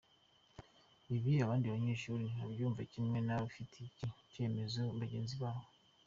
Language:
Kinyarwanda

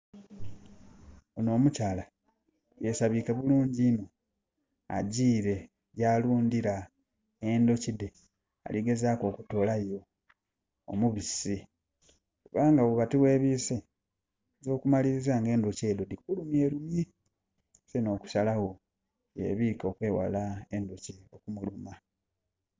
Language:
Soga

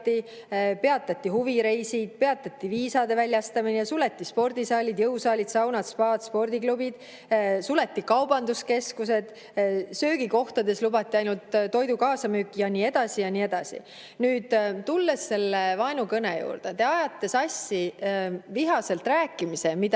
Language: Estonian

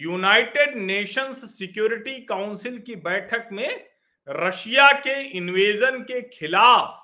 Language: Hindi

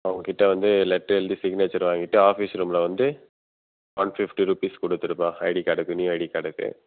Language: Tamil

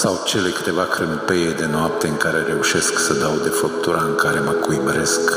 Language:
Romanian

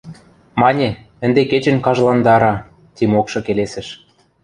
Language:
Western Mari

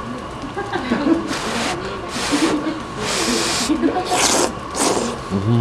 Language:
Japanese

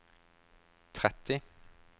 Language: Norwegian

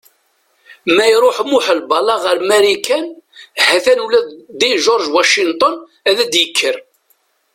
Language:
Kabyle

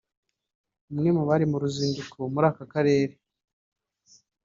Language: Kinyarwanda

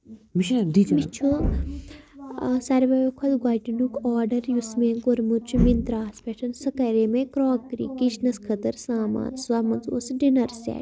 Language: Kashmiri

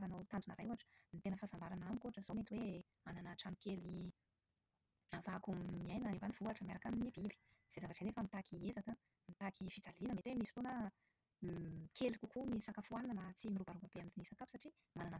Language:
Malagasy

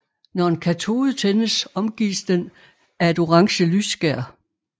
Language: Danish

